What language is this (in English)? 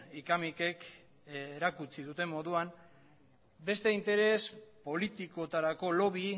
Basque